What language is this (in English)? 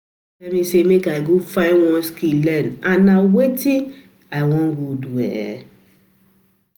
Nigerian Pidgin